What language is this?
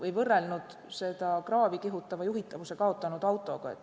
Estonian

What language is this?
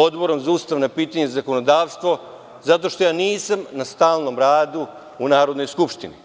Serbian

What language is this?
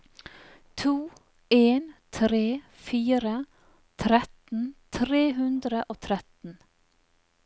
Norwegian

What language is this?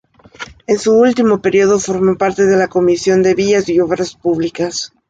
Spanish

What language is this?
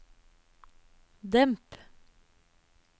Norwegian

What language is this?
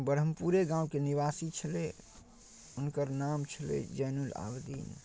Maithili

